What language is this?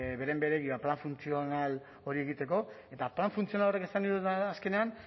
Basque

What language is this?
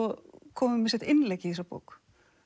Icelandic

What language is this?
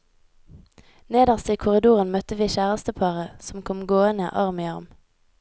Norwegian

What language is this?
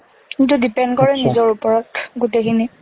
Assamese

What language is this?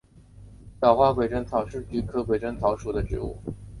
Chinese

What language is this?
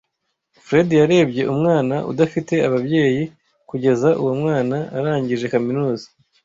Kinyarwanda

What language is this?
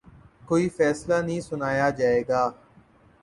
Urdu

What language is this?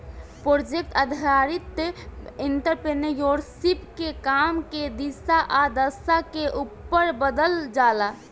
Bhojpuri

